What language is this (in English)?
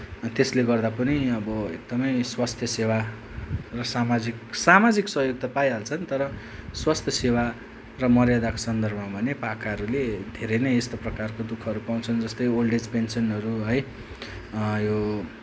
Nepali